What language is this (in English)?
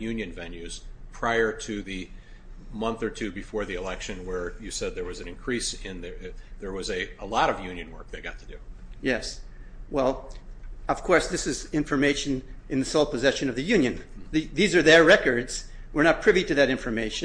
English